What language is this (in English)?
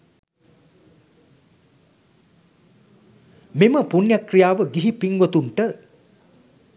Sinhala